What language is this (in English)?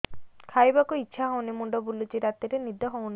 Odia